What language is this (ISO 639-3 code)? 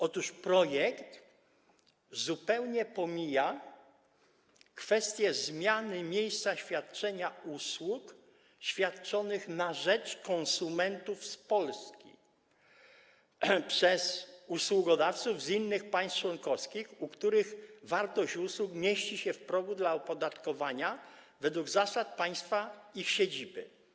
pol